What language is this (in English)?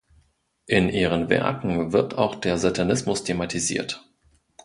German